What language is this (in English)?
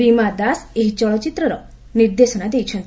Odia